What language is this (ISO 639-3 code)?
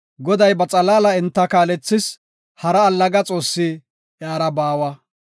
gof